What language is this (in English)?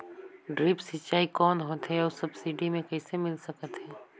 Chhattisgarhi